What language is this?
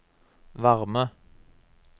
Norwegian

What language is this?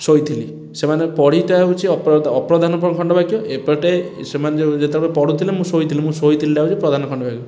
Odia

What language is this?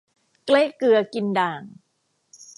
Thai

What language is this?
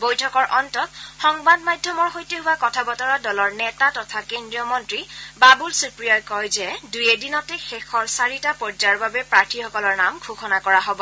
Assamese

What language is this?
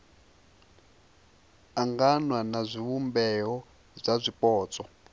Venda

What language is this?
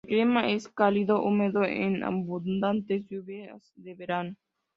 Spanish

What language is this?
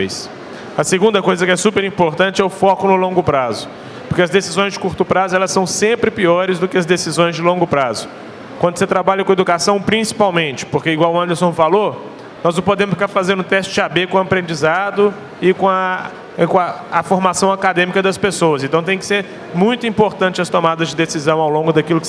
Portuguese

